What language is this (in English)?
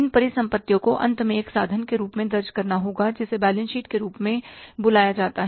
Hindi